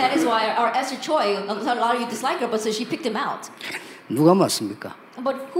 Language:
Korean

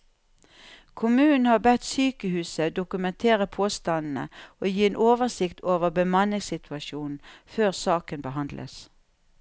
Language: Norwegian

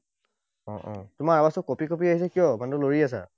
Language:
Assamese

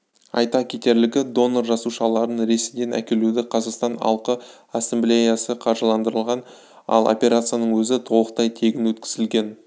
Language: Kazakh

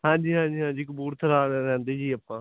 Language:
Punjabi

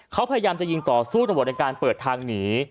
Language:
Thai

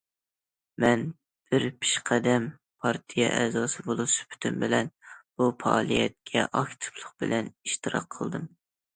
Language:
Uyghur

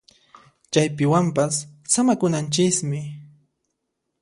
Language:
Puno Quechua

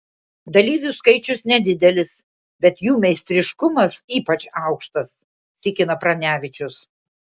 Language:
Lithuanian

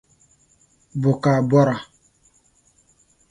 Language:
Dagbani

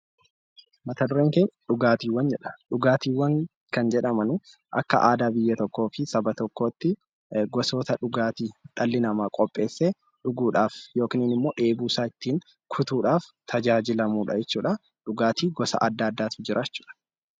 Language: Oromo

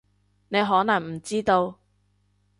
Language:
Cantonese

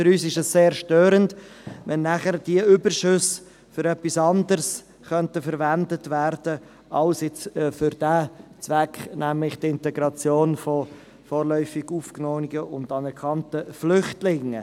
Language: Swiss German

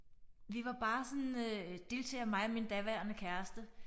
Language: Danish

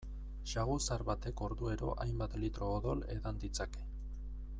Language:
Basque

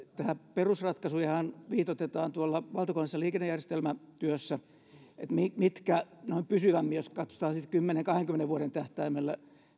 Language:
Finnish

